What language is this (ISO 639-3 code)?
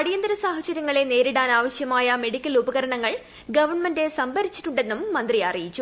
mal